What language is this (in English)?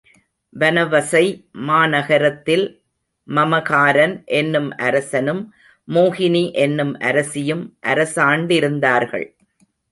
Tamil